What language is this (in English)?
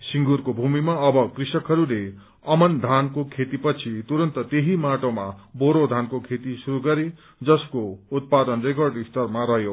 Nepali